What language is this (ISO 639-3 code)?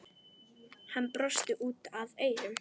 isl